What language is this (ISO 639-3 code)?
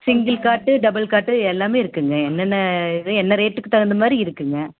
tam